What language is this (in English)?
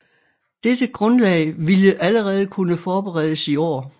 Danish